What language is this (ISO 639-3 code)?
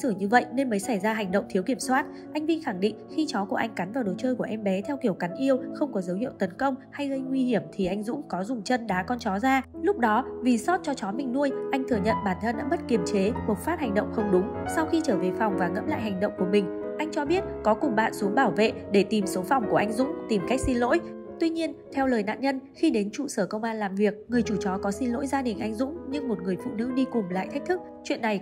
vie